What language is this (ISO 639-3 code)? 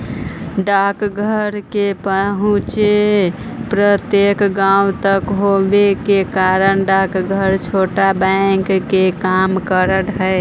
mag